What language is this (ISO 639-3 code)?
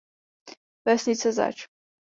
ces